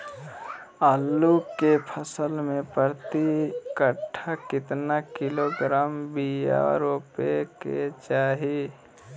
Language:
Magahi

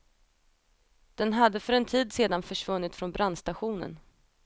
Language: Swedish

